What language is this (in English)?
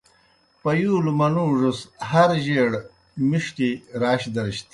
Kohistani Shina